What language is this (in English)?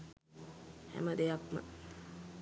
Sinhala